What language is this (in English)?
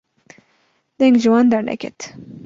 Kurdish